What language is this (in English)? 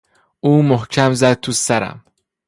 Persian